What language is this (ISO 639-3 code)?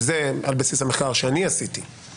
heb